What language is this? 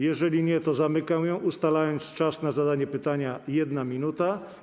Polish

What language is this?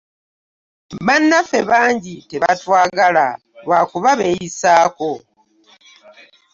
Ganda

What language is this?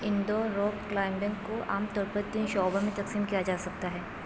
Urdu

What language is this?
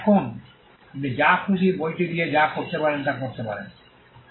Bangla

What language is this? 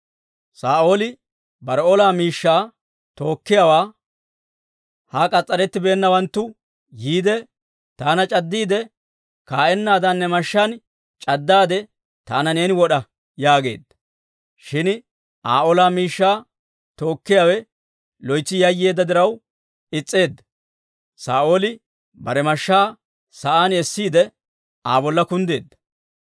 Dawro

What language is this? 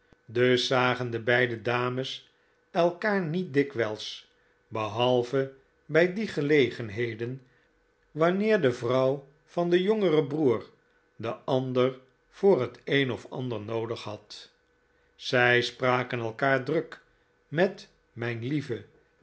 Dutch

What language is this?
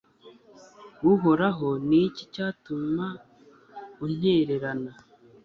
Kinyarwanda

